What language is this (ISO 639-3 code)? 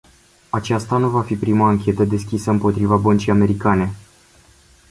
ron